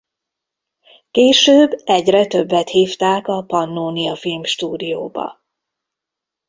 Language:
Hungarian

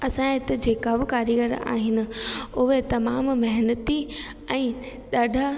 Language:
Sindhi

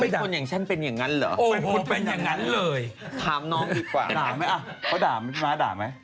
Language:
Thai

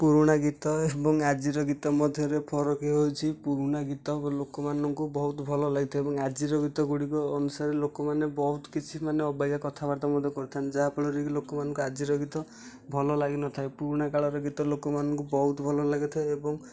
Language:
Odia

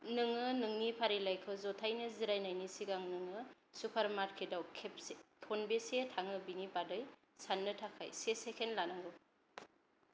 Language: Bodo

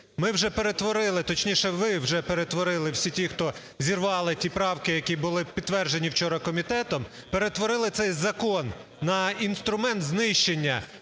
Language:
Ukrainian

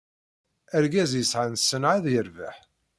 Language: Kabyle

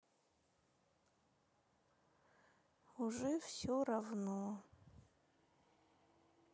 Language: Russian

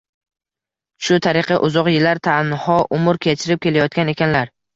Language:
Uzbek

